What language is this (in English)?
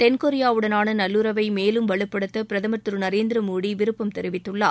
Tamil